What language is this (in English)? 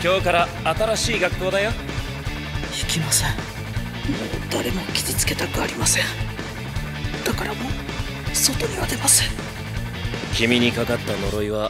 Japanese